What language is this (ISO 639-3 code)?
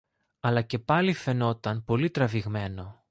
ell